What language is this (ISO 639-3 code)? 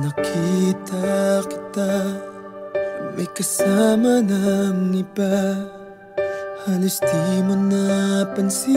ara